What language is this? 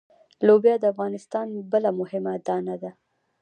Pashto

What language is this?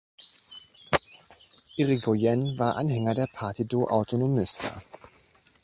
German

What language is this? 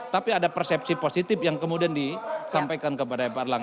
Indonesian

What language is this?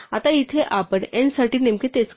Marathi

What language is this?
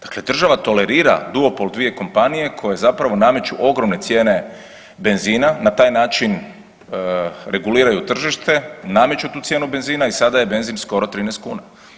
Croatian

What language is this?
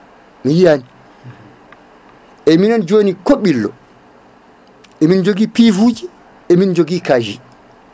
Fula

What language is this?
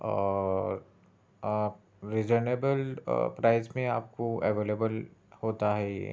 Urdu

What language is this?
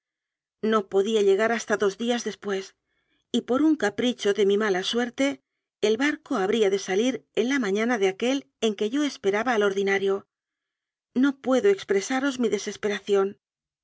Spanish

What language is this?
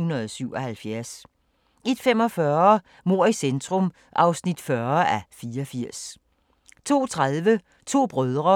Danish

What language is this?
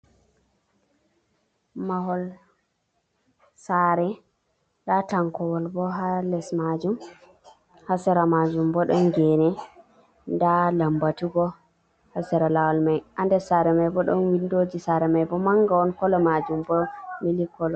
Fula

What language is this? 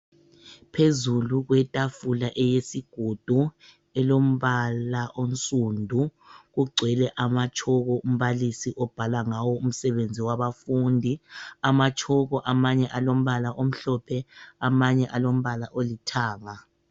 North Ndebele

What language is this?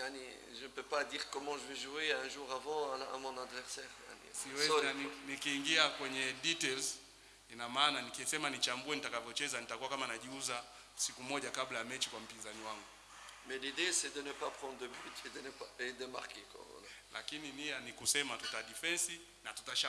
French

